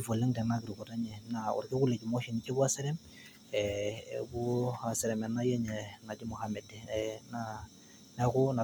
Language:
Masai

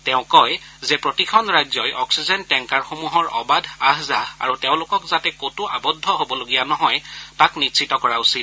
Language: Assamese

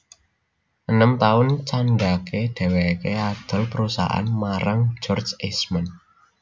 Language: Javanese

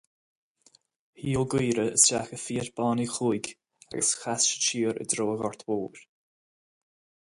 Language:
Irish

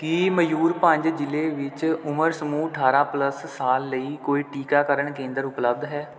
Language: Punjabi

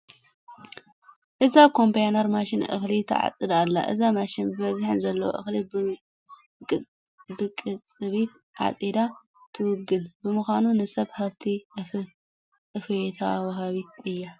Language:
Tigrinya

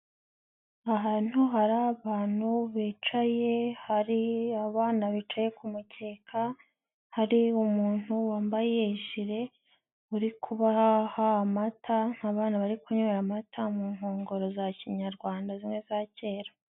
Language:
Kinyarwanda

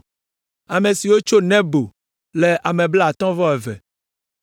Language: Ewe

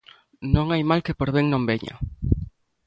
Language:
Galician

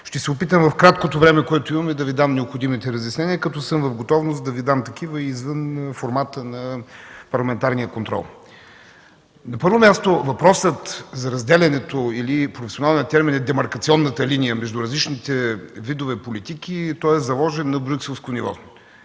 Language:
Bulgarian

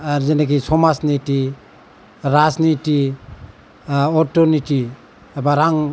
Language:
Bodo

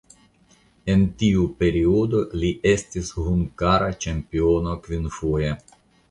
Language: Esperanto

